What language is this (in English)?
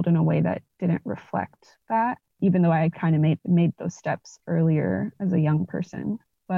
English